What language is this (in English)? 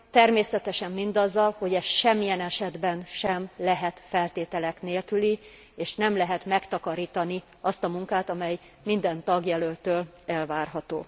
Hungarian